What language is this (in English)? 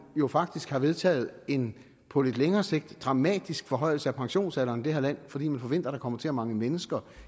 Danish